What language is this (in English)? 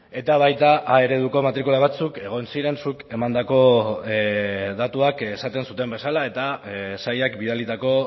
Basque